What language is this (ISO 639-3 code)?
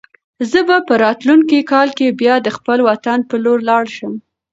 pus